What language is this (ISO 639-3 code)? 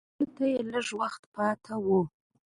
pus